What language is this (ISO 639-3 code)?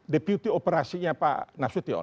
ind